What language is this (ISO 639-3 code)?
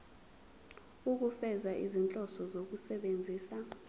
zul